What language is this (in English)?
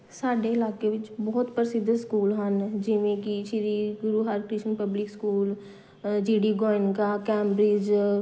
Punjabi